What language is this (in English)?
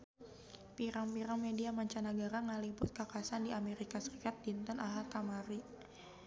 Sundanese